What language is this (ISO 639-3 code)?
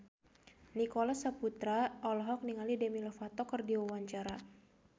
sun